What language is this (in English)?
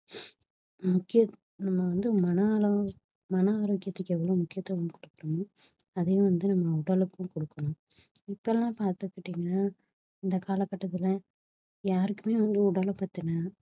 Tamil